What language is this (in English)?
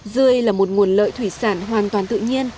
Vietnamese